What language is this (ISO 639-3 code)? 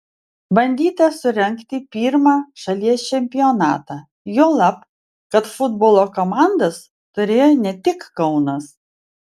lit